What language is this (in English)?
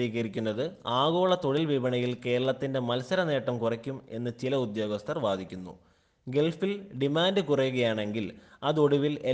Malayalam